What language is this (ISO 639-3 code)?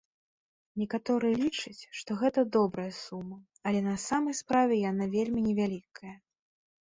bel